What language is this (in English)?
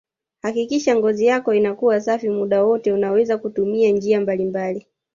Swahili